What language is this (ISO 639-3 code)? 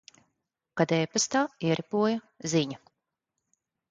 lav